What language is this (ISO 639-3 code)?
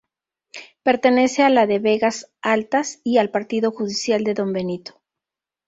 spa